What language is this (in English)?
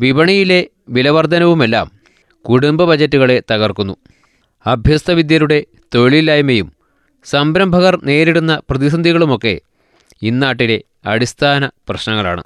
Malayalam